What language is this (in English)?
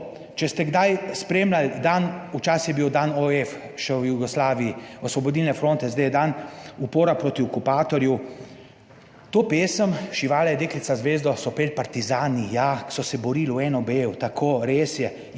Slovenian